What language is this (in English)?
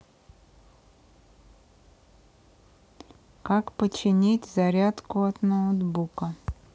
Russian